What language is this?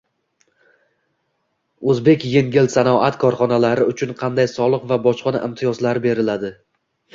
Uzbek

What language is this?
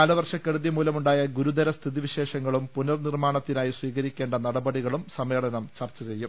Malayalam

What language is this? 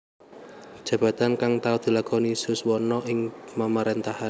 Javanese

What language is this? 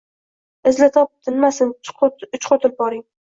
Uzbek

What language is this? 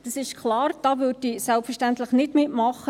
Swiss German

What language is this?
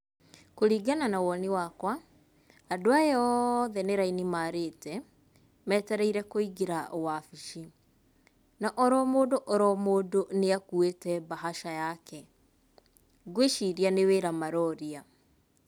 Kikuyu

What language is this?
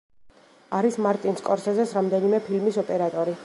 Georgian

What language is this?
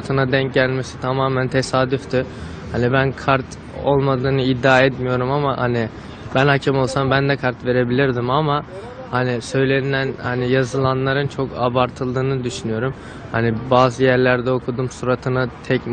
Turkish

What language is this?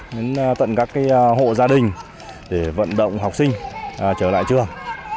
Vietnamese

